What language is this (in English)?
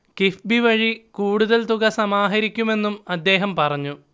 Malayalam